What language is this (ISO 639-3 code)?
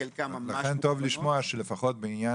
heb